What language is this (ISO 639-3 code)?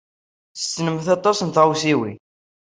kab